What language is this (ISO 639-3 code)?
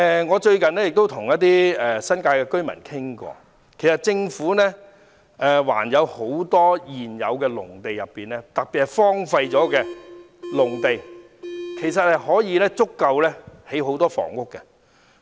yue